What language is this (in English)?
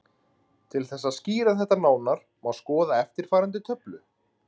Icelandic